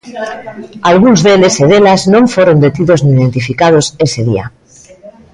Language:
Galician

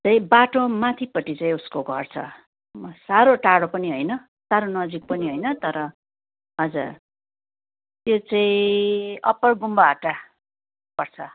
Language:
Nepali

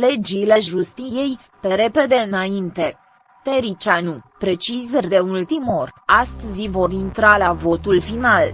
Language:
Romanian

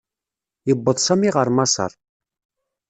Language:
Kabyle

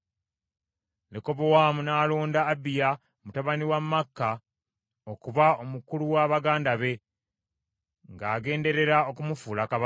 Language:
Ganda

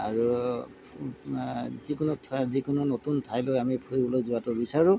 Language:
Assamese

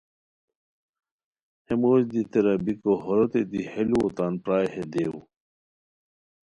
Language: Khowar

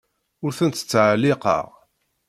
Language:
Kabyle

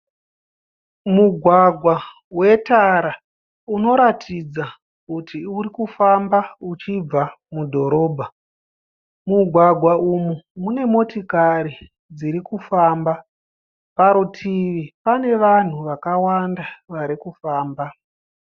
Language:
Shona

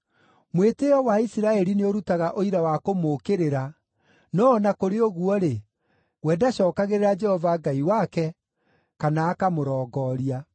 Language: Kikuyu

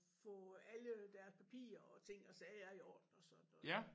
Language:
Danish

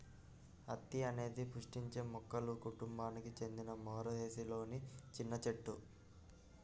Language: Telugu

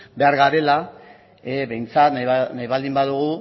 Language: Basque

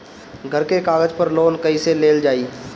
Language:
Bhojpuri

